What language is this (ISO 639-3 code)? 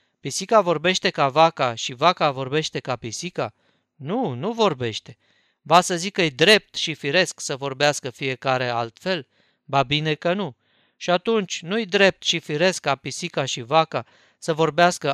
ron